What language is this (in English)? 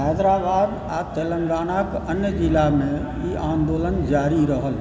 Maithili